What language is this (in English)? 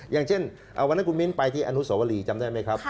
Thai